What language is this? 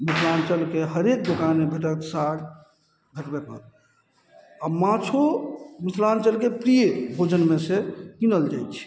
Maithili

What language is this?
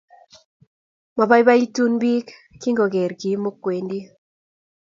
Kalenjin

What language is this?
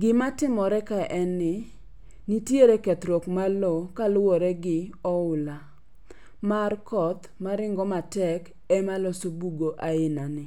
Luo (Kenya and Tanzania)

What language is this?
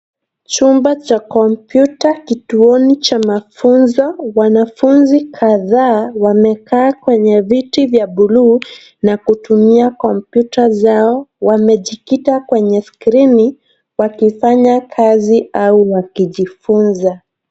Swahili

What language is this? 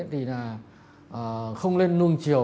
Vietnamese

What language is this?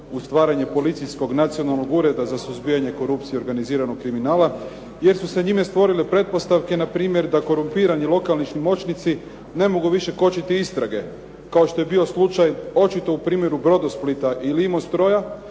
Croatian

